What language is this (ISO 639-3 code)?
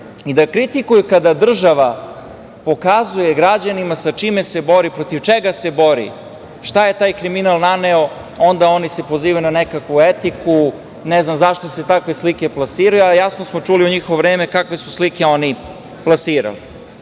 srp